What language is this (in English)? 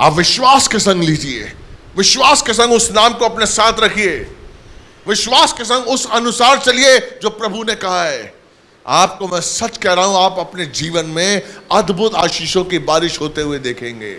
Hindi